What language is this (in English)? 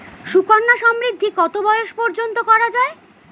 Bangla